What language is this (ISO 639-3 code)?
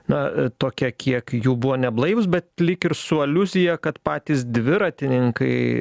lit